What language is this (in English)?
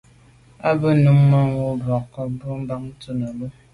Medumba